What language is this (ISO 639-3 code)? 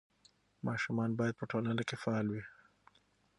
pus